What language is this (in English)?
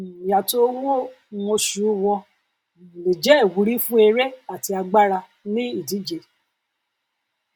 Yoruba